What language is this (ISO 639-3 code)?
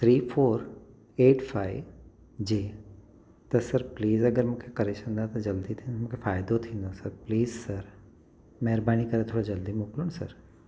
snd